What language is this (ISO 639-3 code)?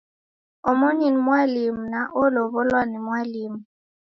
dav